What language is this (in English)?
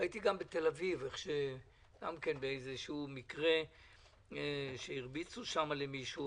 Hebrew